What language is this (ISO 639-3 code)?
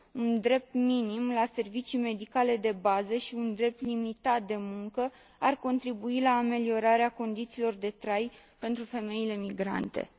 ron